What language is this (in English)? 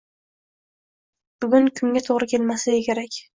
Uzbek